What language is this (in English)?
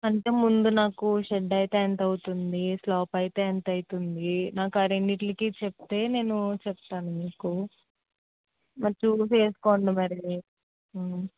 Telugu